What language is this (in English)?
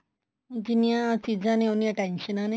Punjabi